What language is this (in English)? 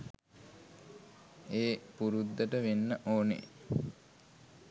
Sinhala